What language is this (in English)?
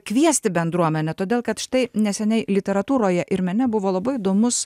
Lithuanian